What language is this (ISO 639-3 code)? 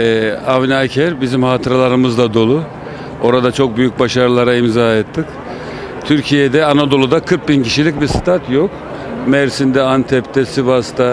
tur